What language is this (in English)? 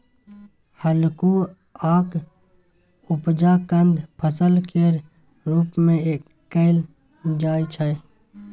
Maithili